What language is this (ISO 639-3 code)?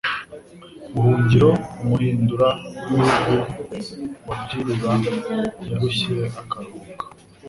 kin